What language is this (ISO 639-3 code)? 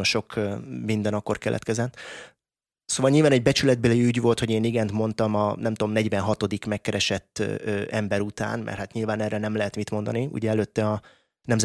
hun